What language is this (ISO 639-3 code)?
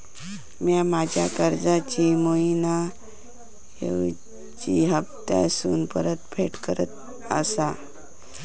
mar